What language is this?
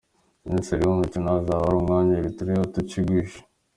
Kinyarwanda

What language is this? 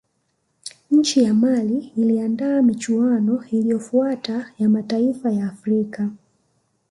Swahili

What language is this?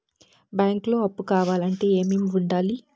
Telugu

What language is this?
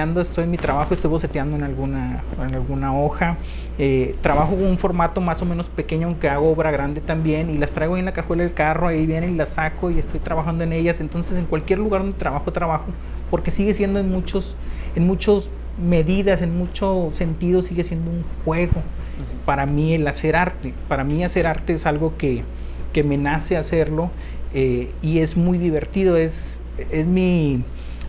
Spanish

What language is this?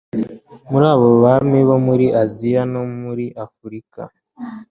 Kinyarwanda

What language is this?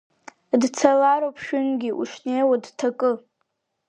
Abkhazian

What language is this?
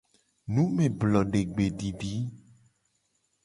Gen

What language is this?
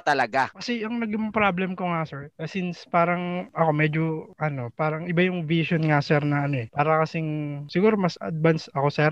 Filipino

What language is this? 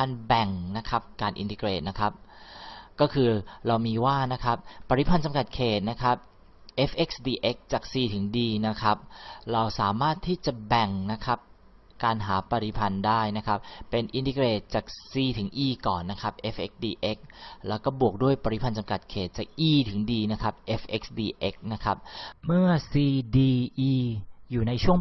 Thai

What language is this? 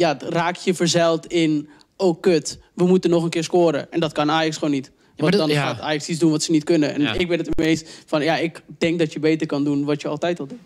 Dutch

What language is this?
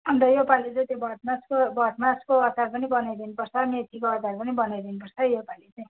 Nepali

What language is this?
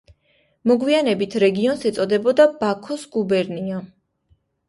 Georgian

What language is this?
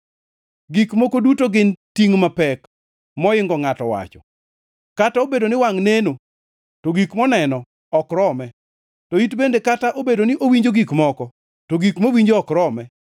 Luo (Kenya and Tanzania)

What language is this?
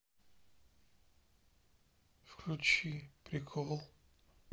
Russian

